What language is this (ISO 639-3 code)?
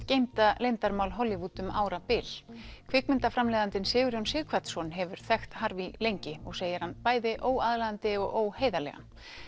isl